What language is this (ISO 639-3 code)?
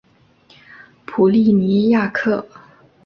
zho